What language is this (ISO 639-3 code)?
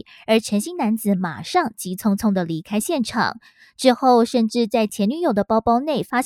zho